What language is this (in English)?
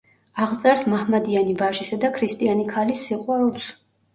Georgian